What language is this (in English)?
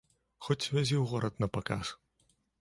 Belarusian